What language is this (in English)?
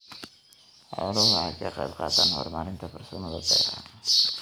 Somali